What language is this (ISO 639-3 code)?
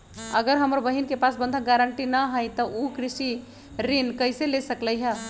mag